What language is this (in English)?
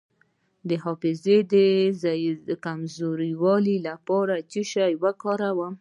Pashto